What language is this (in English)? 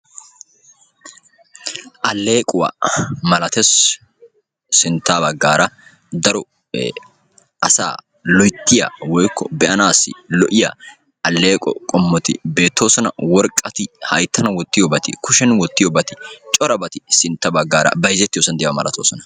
Wolaytta